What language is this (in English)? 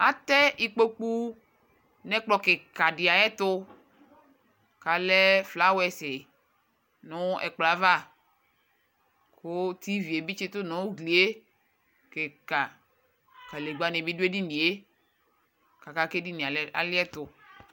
Ikposo